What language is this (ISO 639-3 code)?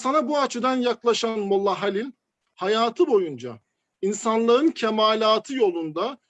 tur